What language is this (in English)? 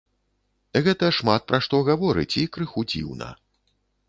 Belarusian